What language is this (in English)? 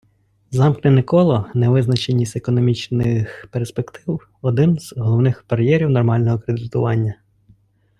Ukrainian